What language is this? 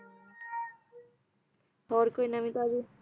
Punjabi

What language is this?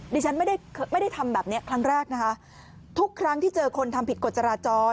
Thai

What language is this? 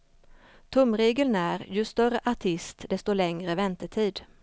Swedish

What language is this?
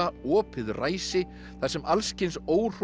Icelandic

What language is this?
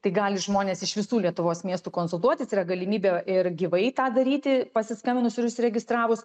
Lithuanian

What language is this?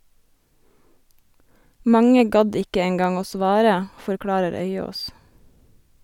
Norwegian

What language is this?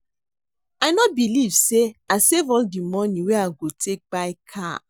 Nigerian Pidgin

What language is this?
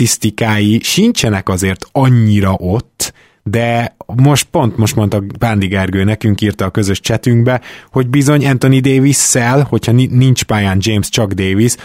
Hungarian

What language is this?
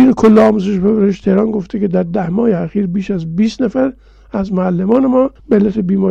Persian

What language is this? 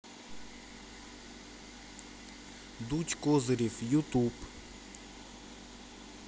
Russian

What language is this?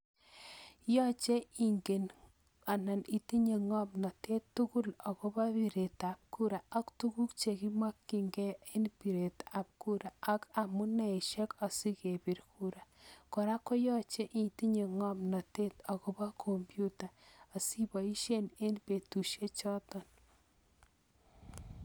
Kalenjin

